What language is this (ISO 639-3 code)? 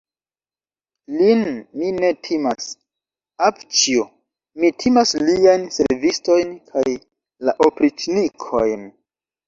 epo